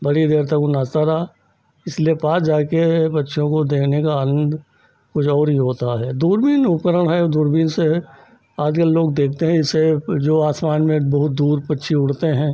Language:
Hindi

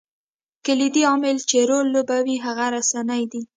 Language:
Pashto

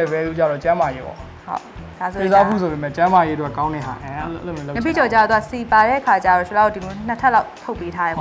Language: Thai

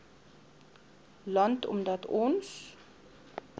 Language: Afrikaans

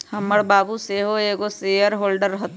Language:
Magahi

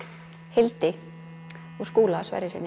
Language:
Icelandic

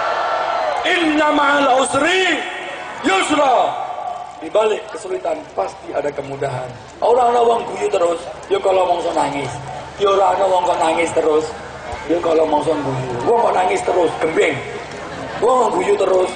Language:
Indonesian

